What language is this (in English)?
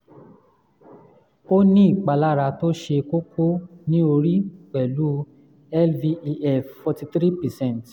Yoruba